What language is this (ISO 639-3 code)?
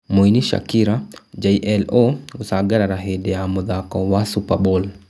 kik